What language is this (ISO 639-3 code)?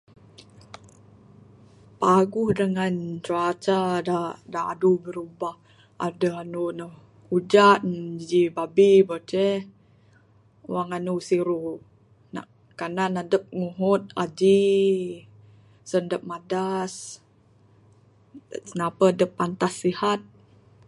sdo